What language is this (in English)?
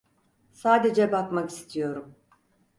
Turkish